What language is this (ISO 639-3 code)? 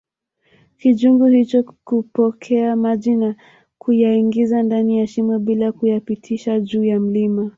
swa